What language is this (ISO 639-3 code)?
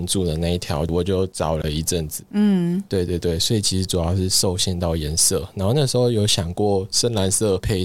zho